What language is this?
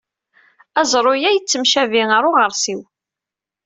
Kabyle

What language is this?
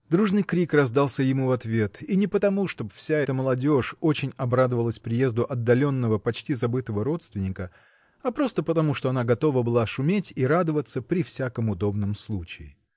Russian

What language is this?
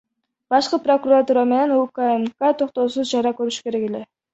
Kyrgyz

